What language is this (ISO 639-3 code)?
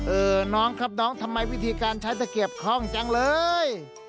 tha